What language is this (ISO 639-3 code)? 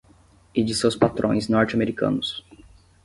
por